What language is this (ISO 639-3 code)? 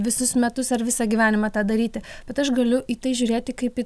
lit